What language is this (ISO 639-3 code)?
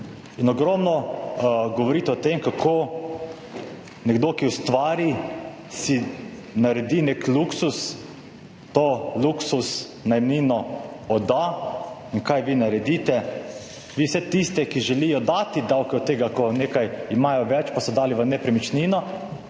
slv